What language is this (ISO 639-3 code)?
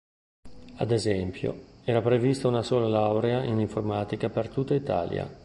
ita